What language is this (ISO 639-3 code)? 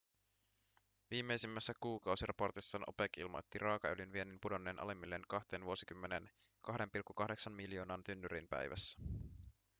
fin